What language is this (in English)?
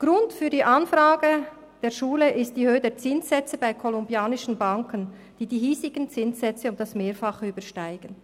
Swiss German